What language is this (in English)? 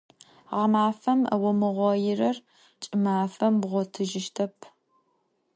Adyghe